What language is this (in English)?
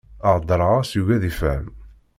Kabyle